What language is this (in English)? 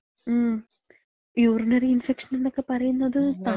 Malayalam